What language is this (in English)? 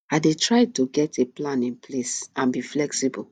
Nigerian Pidgin